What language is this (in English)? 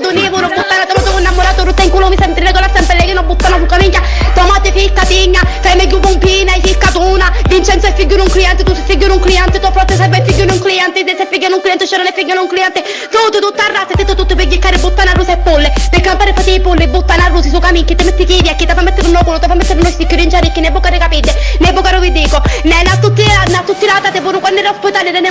Italian